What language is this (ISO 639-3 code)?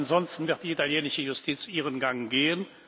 deu